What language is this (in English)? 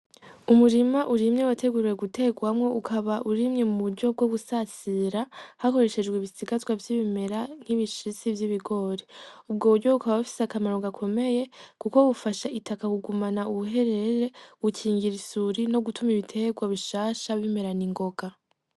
Rundi